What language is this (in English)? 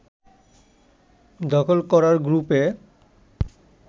Bangla